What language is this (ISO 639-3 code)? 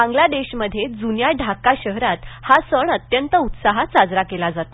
mar